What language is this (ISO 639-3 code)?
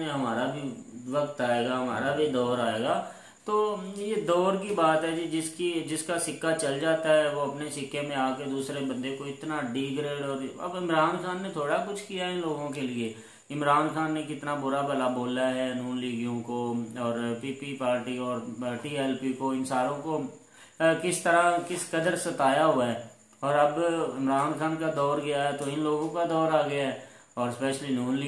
hin